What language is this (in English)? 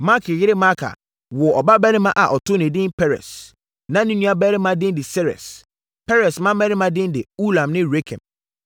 Akan